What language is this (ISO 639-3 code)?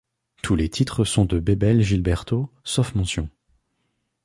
fra